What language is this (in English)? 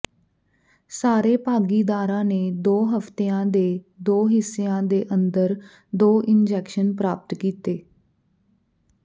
Punjabi